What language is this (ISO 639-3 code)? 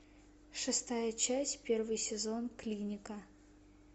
rus